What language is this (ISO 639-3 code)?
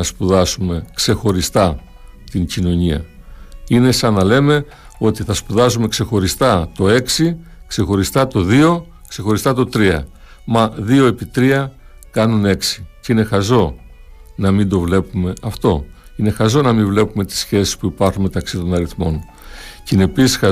ell